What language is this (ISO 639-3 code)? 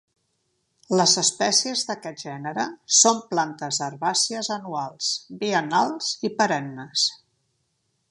cat